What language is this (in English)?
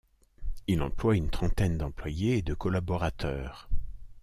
French